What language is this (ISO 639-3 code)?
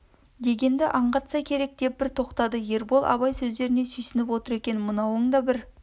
kaz